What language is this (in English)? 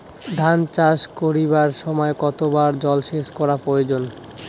Bangla